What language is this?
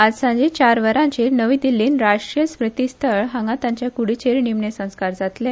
Konkani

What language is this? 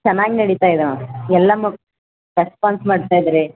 Kannada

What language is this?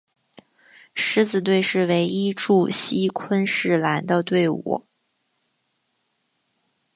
Chinese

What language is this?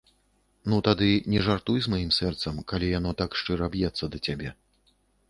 Belarusian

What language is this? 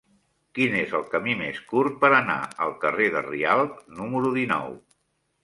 Catalan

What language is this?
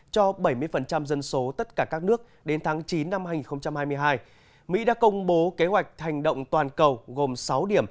Vietnamese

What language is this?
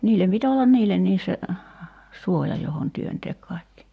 Finnish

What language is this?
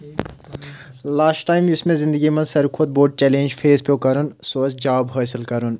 Kashmiri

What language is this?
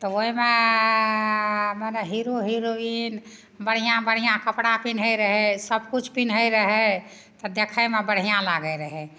Maithili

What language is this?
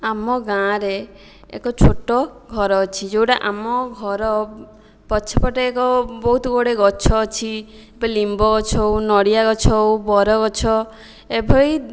Odia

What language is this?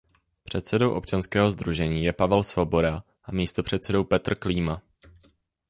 Czech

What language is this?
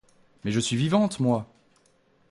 French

